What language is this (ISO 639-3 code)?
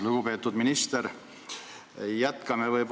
est